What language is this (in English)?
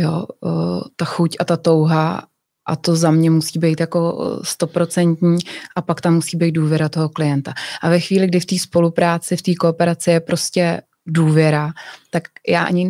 Czech